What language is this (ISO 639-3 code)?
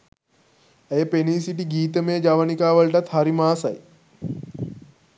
sin